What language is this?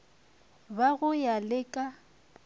Northern Sotho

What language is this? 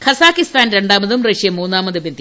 Malayalam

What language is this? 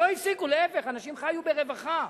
Hebrew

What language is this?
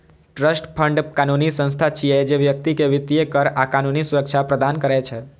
Maithili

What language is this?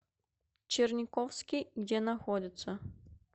Russian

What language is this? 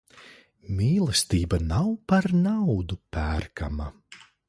Latvian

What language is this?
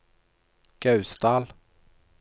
Norwegian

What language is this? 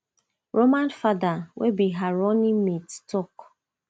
Nigerian Pidgin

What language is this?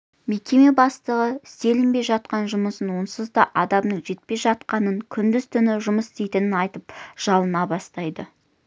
Kazakh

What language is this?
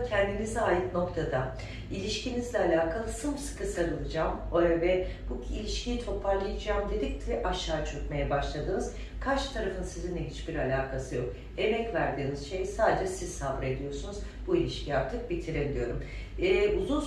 Turkish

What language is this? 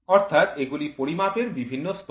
Bangla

